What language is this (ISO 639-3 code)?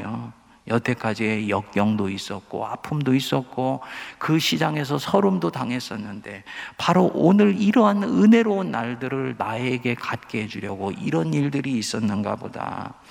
kor